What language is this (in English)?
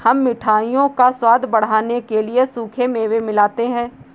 Hindi